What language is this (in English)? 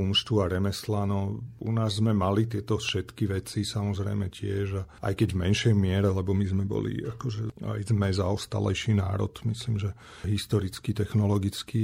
Slovak